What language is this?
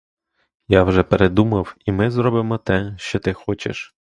Ukrainian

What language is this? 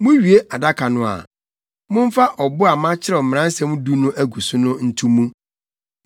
Akan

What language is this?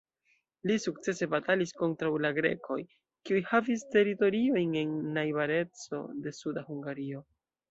Esperanto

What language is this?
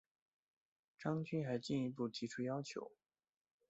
Chinese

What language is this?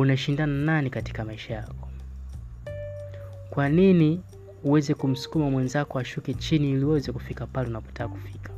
Swahili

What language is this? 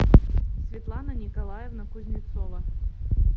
Russian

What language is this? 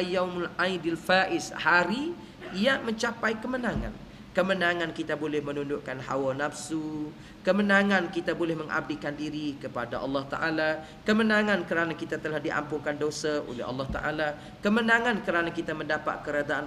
Malay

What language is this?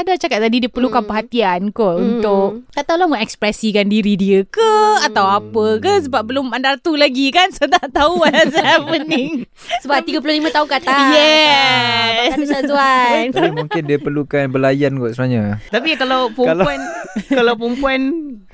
Malay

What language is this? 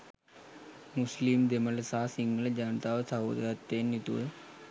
Sinhala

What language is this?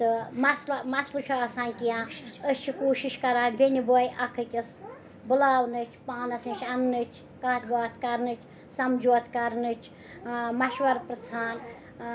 Kashmiri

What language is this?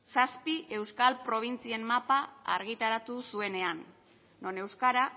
Basque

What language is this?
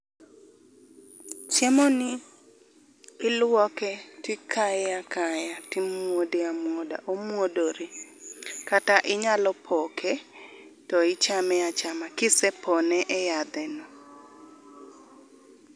Luo (Kenya and Tanzania)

